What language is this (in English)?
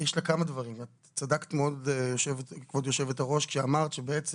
Hebrew